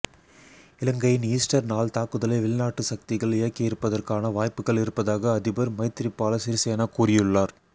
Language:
Tamil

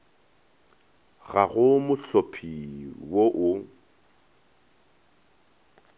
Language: Northern Sotho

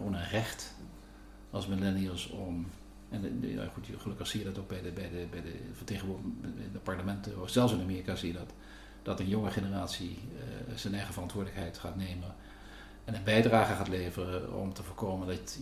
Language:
Dutch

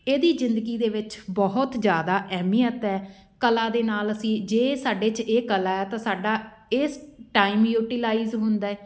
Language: Punjabi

